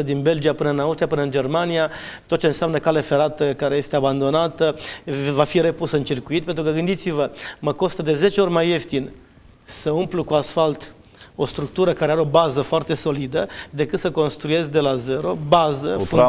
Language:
Romanian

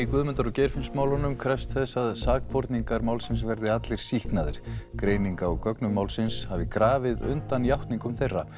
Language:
Icelandic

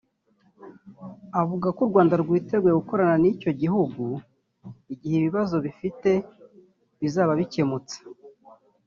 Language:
Kinyarwanda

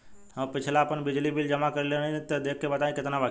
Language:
Bhojpuri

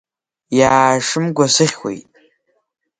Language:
Abkhazian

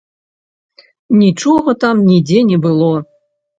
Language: Belarusian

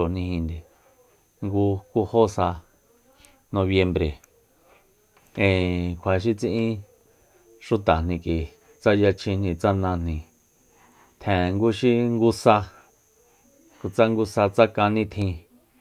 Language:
Soyaltepec Mazatec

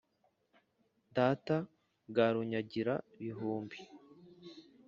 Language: Kinyarwanda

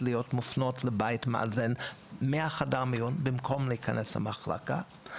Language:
Hebrew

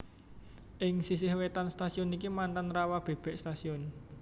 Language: Javanese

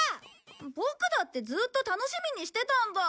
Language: Japanese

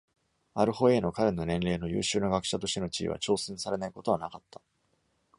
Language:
Japanese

